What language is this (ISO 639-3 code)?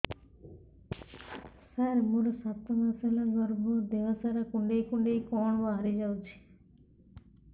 ori